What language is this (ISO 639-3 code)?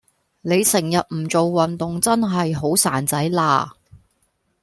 yue